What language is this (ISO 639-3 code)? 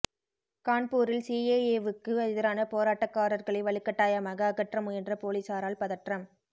tam